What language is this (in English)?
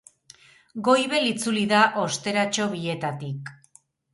Basque